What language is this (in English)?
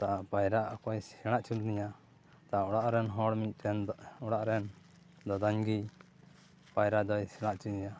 Santali